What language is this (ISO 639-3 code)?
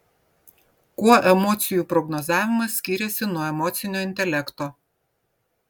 lit